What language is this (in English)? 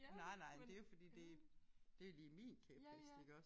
Danish